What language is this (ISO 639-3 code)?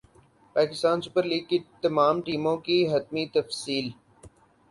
urd